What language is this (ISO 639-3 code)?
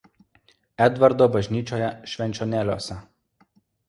lit